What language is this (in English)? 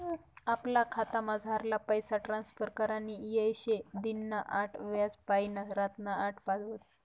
Marathi